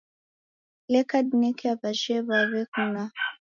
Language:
Taita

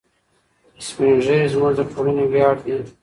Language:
Pashto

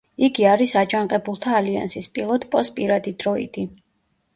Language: Georgian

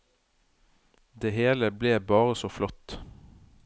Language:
Norwegian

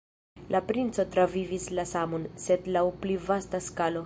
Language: Esperanto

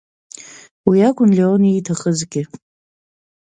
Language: Abkhazian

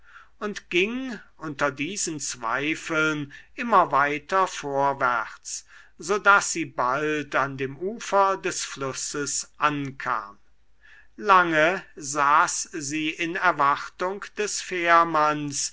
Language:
German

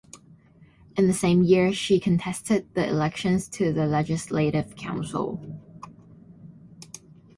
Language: English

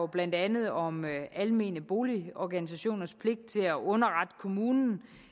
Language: Danish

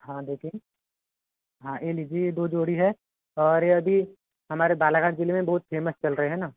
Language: Hindi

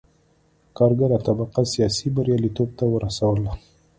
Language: Pashto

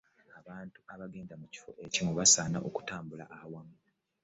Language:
Ganda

